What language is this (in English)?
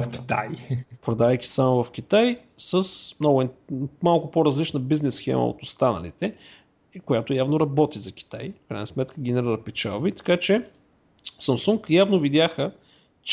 Bulgarian